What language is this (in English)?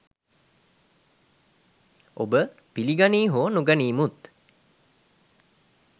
Sinhala